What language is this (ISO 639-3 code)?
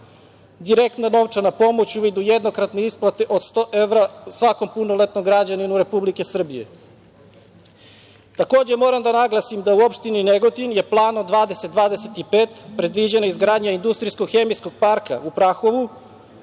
srp